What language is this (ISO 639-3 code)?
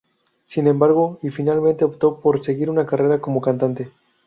spa